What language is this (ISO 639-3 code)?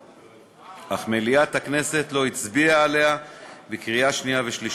heb